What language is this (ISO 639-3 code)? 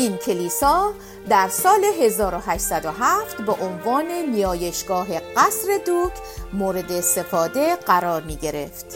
fas